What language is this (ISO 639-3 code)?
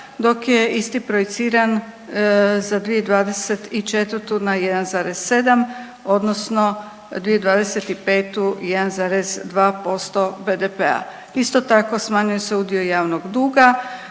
hrv